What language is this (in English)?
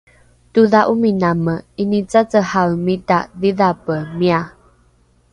Rukai